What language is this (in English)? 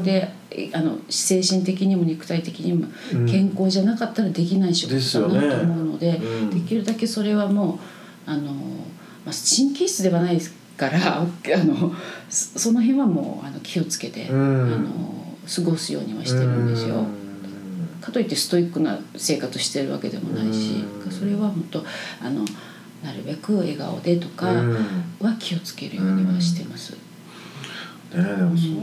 Japanese